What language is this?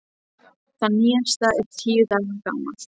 Icelandic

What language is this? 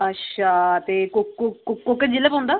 Dogri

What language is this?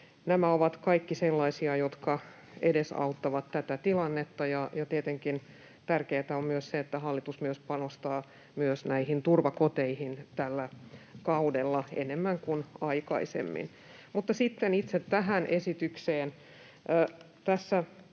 Finnish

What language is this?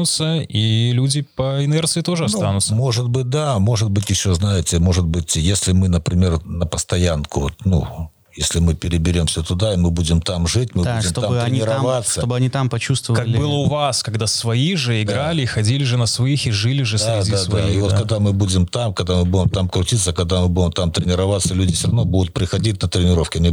Russian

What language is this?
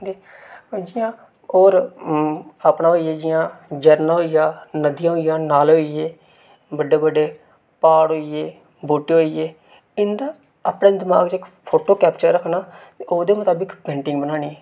Dogri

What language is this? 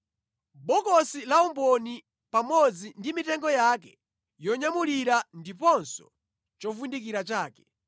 Nyanja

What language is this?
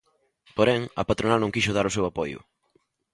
Galician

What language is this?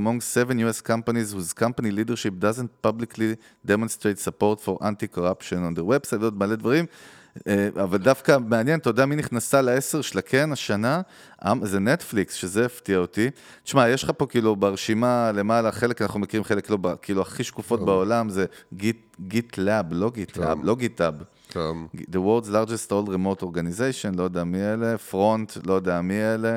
Hebrew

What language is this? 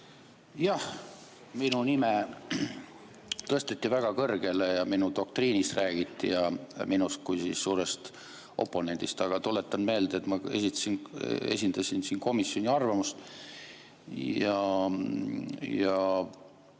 Estonian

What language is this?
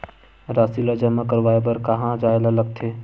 Chhattisgarhi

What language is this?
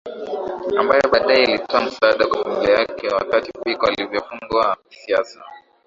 Swahili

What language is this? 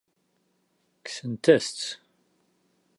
Kabyle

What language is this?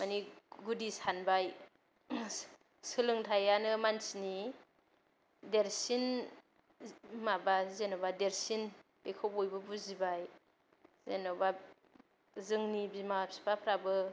Bodo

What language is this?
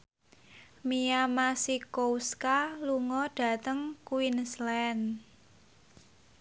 Javanese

